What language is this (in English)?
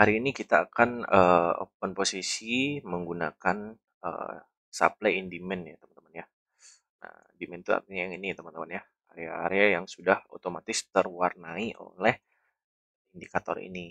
Indonesian